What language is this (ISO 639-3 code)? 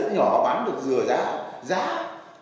vie